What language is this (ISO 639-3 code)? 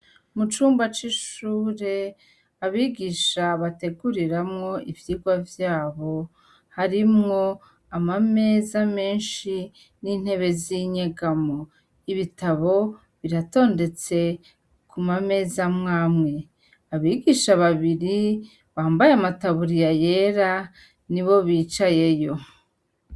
run